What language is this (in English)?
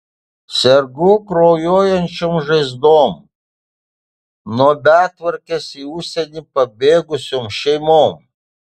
Lithuanian